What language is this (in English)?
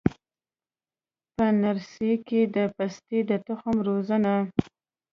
Pashto